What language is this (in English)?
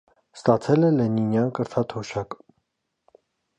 Armenian